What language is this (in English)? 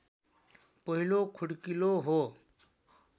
Nepali